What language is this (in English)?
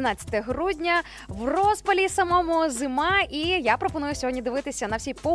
Ukrainian